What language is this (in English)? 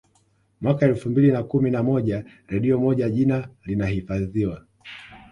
Swahili